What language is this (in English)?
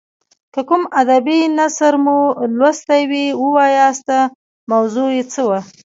Pashto